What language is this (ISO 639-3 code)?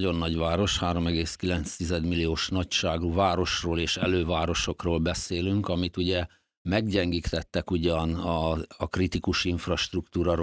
hun